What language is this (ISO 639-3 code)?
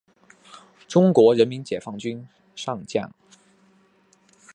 zho